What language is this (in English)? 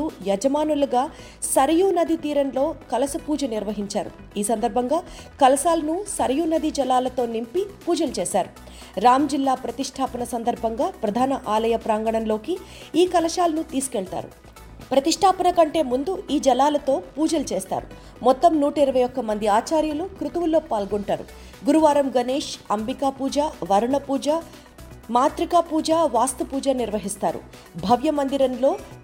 Telugu